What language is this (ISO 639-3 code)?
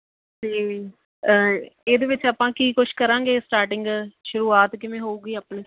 pan